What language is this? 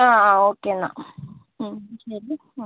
Malayalam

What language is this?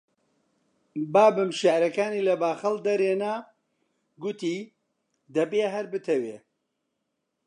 Central Kurdish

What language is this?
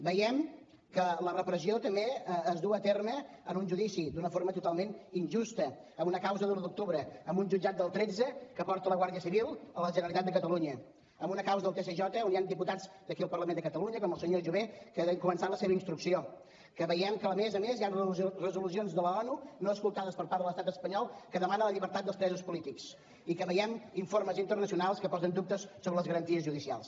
Catalan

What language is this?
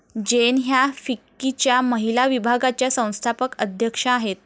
Marathi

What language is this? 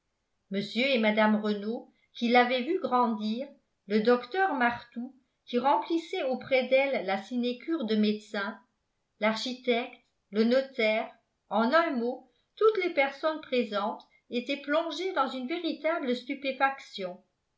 French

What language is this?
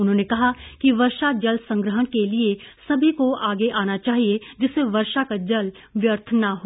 Hindi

